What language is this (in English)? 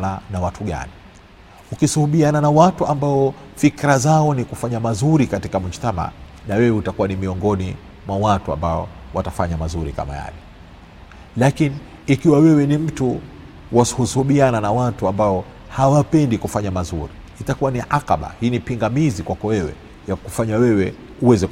Swahili